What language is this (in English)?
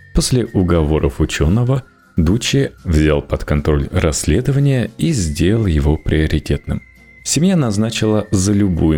Russian